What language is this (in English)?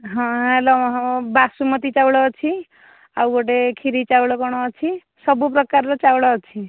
Odia